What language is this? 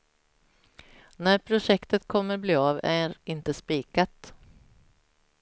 Swedish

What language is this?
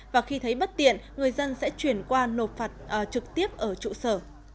Vietnamese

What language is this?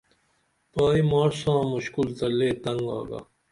Dameli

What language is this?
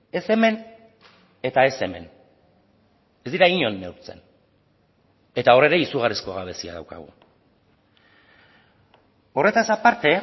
Basque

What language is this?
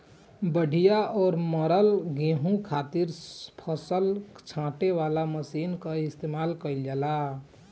Bhojpuri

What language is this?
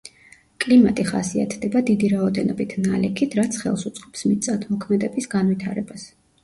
Georgian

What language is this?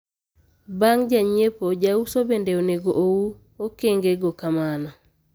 Luo (Kenya and Tanzania)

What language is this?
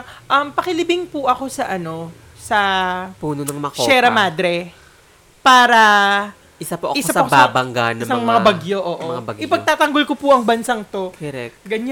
Filipino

